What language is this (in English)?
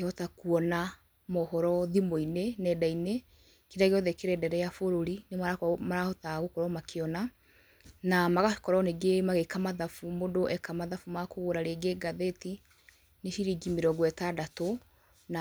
Kikuyu